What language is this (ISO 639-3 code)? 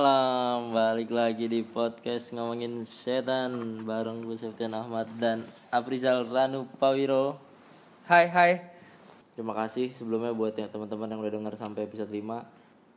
ind